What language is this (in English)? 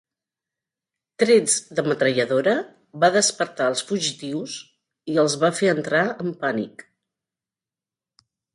Catalan